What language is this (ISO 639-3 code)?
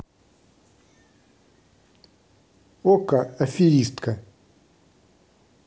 rus